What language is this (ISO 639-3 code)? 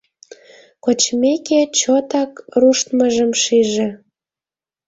chm